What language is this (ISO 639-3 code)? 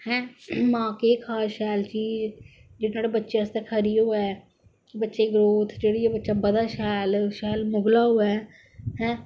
doi